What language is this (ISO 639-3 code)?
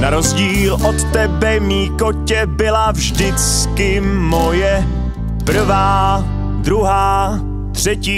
ces